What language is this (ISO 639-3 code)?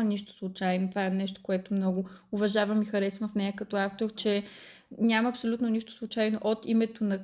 bul